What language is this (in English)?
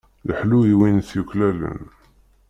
Kabyle